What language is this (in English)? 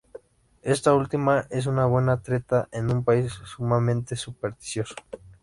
Spanish